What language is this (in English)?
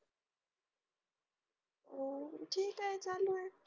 Marathi